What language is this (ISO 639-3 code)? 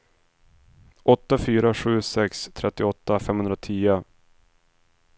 swe